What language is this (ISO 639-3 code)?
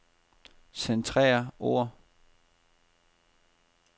dan